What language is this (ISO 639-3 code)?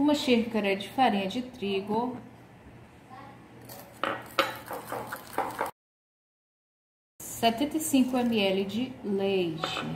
por